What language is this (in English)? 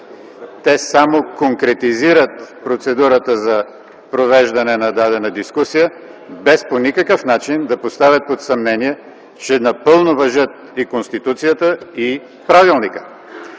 Bulgarian